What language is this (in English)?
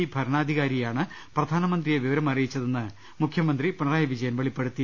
Malayalam